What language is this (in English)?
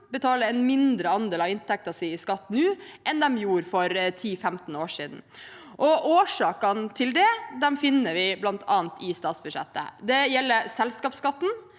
Norwegian